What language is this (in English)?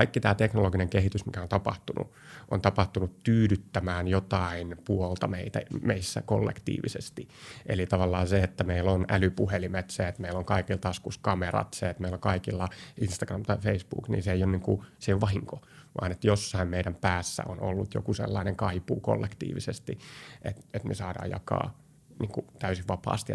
Finnish